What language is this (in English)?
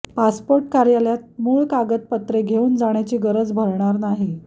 Marathi